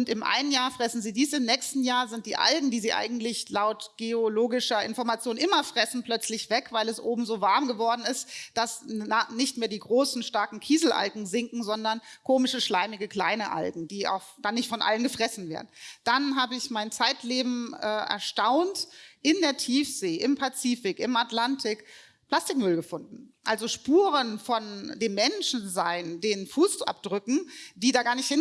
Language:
German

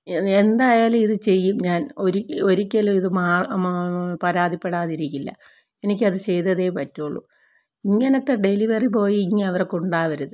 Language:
Malayalam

